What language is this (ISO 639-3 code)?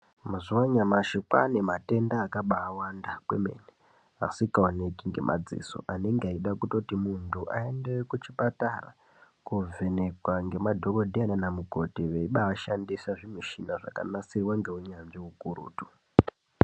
ndc